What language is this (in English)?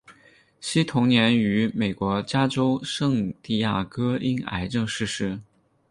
Chinese